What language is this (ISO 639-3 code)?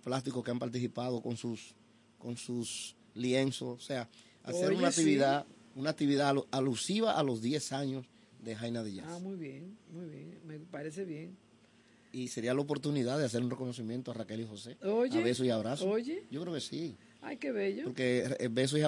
spa